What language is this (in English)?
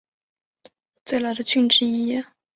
Chinese